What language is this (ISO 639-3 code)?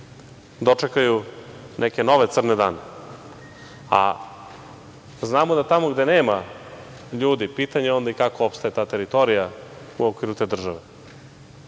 srp